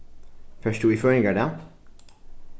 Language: Faroese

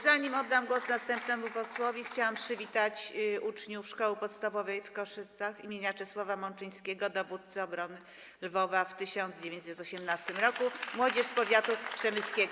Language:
Polish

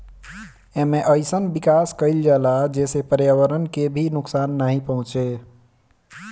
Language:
Bhojpuri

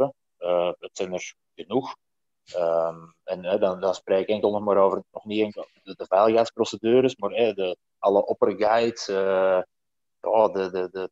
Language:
Dutch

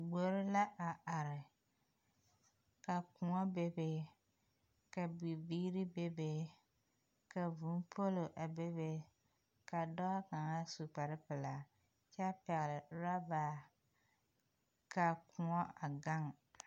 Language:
Southern Dagaare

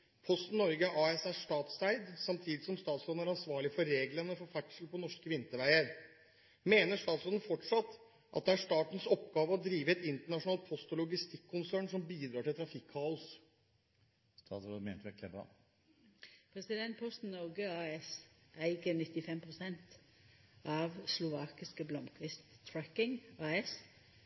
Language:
Norwegian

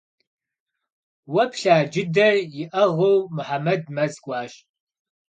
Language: Kabardian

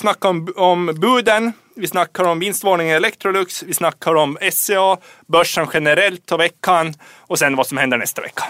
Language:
Swedish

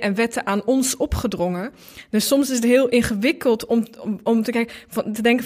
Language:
Dutch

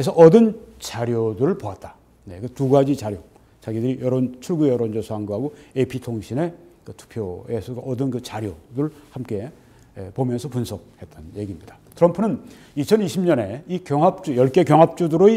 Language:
Korean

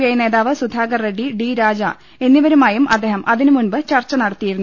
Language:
Malayalam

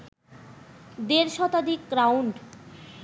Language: Bangla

